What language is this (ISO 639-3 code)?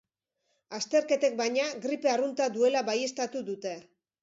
eus